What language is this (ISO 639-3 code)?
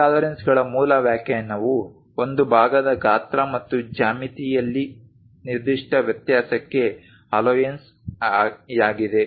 kan